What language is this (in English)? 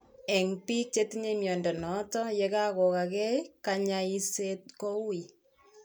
Kalenjin